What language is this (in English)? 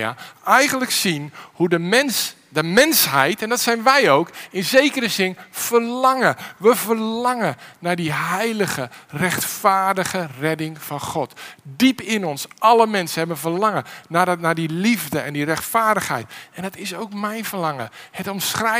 Dutch